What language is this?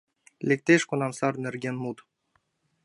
Mari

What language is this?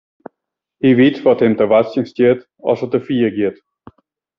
Western Frisian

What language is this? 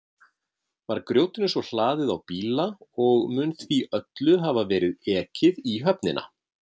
Icelandic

